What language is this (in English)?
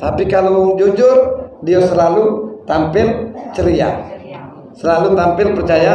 Indonesian